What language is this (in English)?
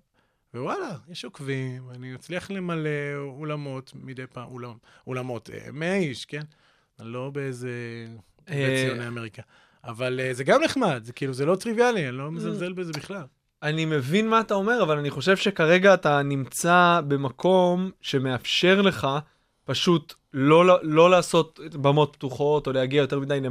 Hebrew